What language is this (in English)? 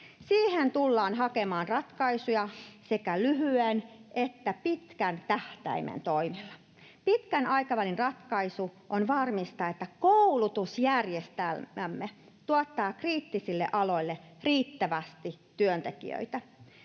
Finnish